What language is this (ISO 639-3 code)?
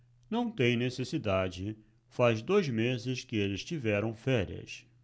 por